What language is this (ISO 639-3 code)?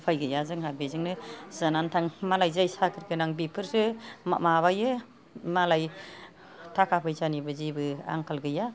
brx